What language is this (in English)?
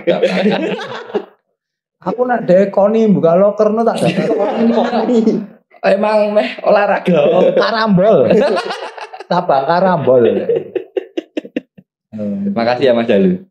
Indonesian